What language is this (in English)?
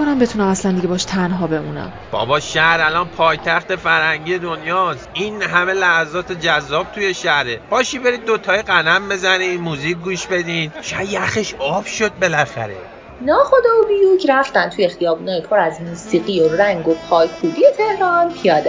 Persian